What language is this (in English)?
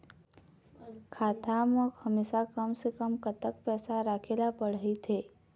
Chhattisgarhi